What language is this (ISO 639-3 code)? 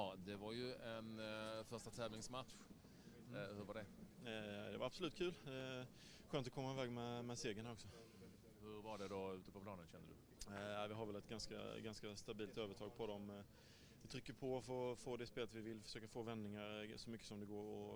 swe